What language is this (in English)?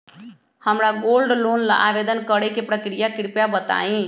Magahi